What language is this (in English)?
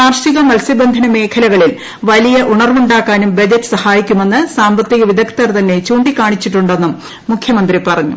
Malayalam